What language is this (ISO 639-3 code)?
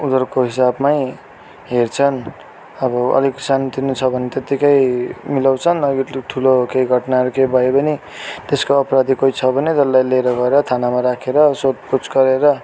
nep